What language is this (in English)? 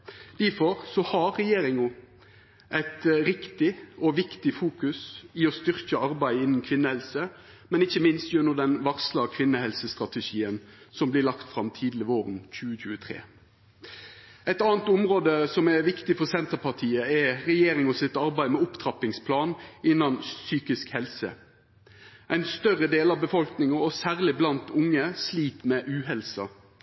Norwegian Nynorsk